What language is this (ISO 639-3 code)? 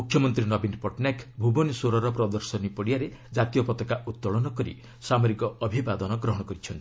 ori